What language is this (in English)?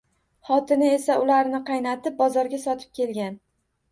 Uzbek